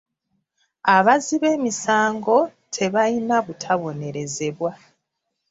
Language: Ganda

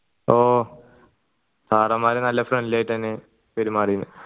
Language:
Malayalam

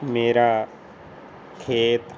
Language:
Punjabi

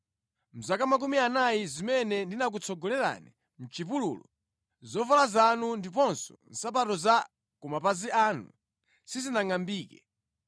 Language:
Nyanja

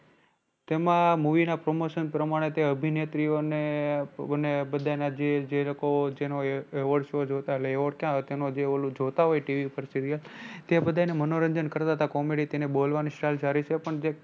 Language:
Gujarati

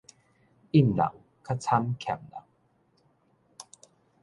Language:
Min Nan Chinese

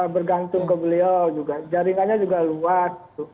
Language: Indonesian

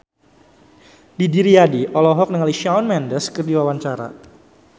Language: Sundanese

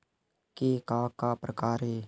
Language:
Chhattisgarhi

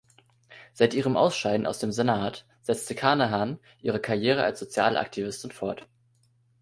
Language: German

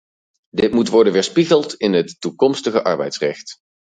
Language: Dutch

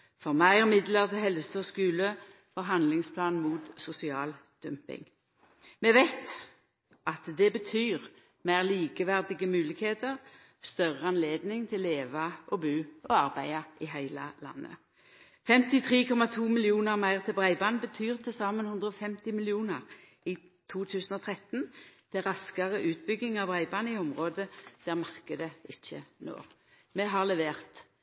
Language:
Norwegian Nynorsk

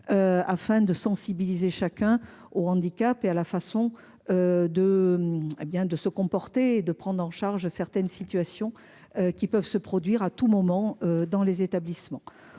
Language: French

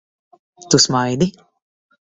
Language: Latvian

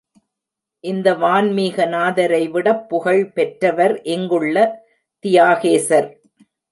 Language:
Tamil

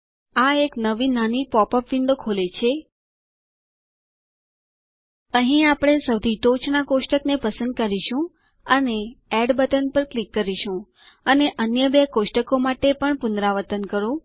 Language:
Gujarati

